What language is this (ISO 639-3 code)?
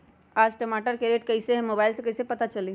mag